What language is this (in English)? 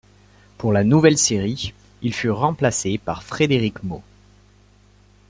French